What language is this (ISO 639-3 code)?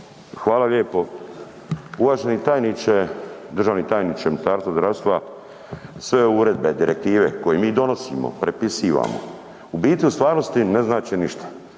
hrv